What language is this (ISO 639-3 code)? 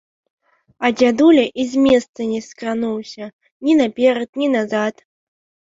bel